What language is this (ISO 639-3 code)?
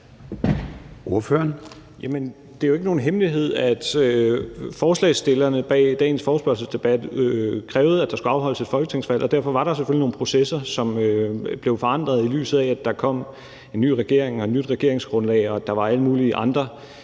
dan